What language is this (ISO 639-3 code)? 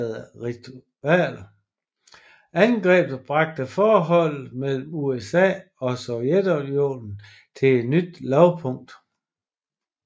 dan